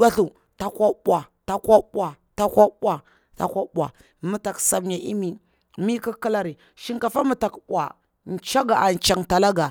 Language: Bura-Pabir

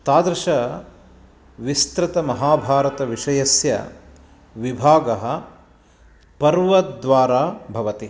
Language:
Sanskrit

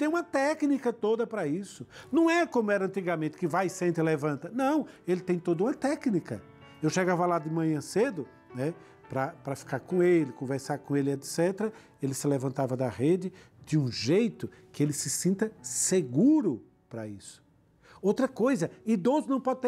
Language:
Portuguese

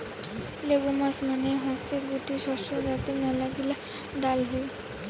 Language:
Bangla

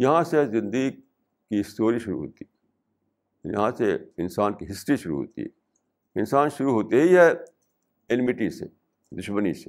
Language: Urdu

